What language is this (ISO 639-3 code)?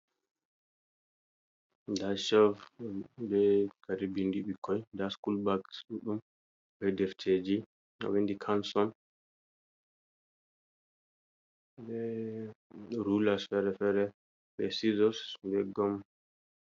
ful